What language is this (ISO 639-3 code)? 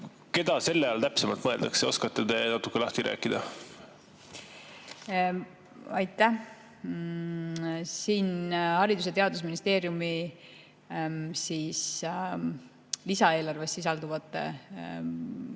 est